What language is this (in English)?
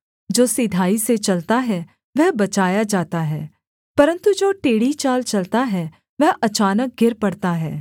Hindi